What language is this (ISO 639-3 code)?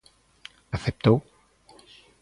glg